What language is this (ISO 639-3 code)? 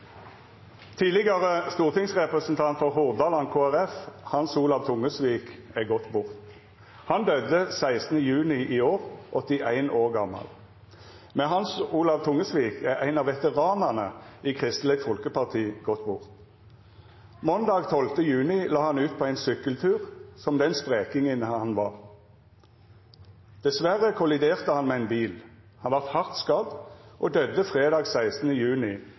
nno